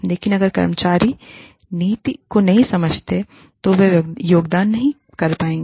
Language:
Hindi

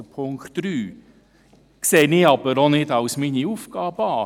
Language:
Swiss German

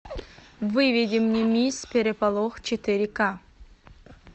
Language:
Russian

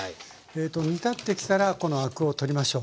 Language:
Japanese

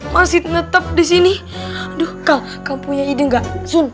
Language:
Indonesian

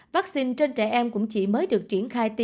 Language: Vietnamese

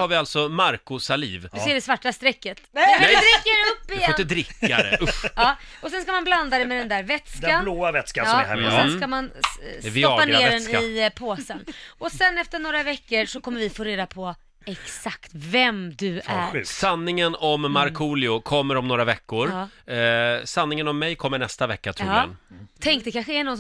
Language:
Swedish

